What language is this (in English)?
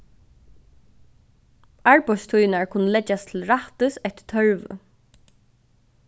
Faroese